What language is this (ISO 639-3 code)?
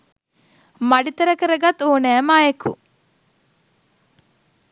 sin